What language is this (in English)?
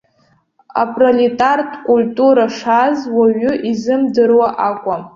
Abkhazian